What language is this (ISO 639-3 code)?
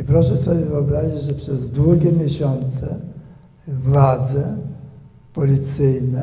pol